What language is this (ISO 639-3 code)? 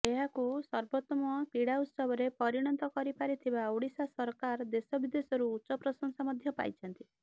ori